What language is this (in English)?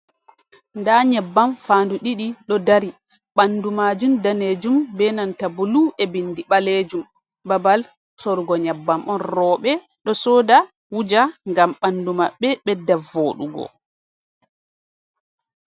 Fula